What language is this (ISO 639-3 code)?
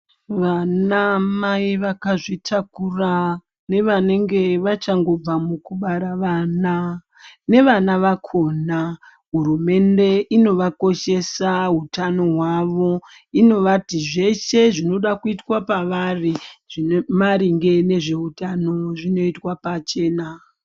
ndc